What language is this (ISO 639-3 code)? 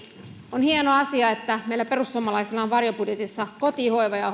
fin